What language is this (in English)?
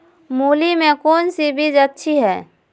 Magahi